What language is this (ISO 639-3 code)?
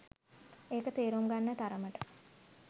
sin